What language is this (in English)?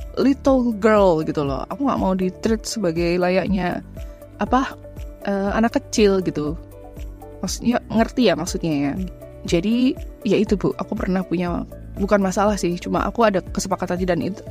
Indonesian